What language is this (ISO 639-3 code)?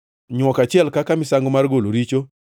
luo